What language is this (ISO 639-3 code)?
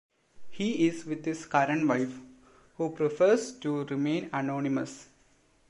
eng